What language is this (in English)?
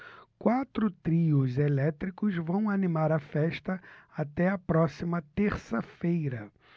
Portuguese